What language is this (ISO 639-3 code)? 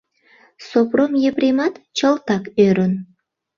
chm